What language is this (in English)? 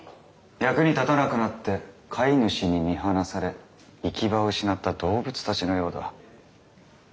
Japanese